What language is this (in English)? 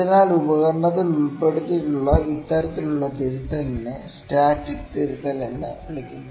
Malayalam